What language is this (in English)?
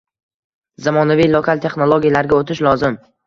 Uzbek